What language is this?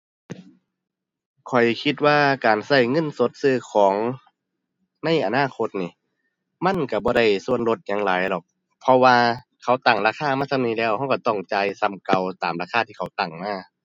Thai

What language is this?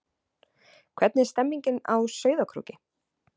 Icelandic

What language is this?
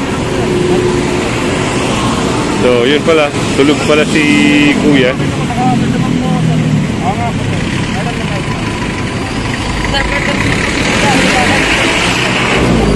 Filipino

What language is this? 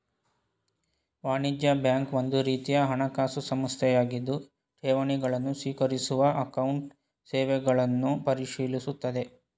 Kannada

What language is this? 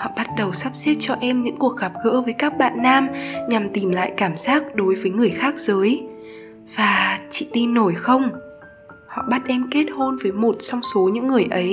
Vietnamese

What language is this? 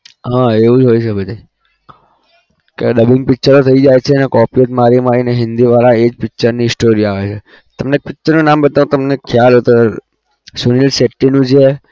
Gujarati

